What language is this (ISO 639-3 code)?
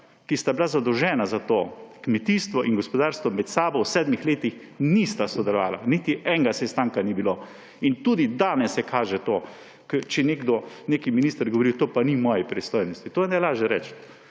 slv